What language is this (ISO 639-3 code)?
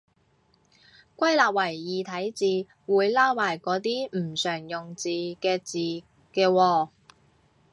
yue